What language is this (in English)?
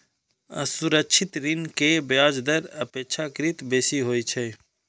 Maithili